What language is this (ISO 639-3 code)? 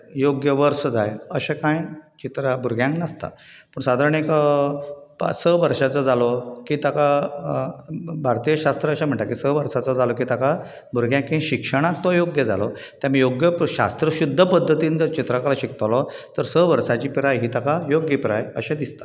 kok